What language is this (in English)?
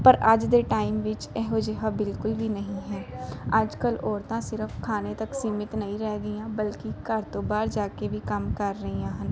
Punjabi